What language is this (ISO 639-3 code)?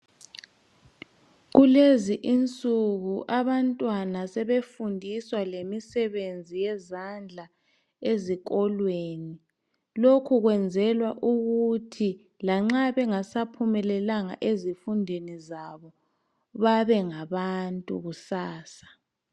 nde